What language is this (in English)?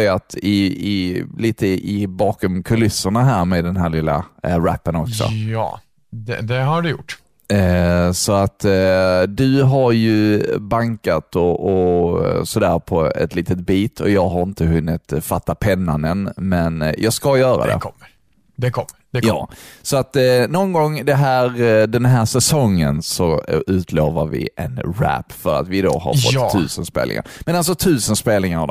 Swedish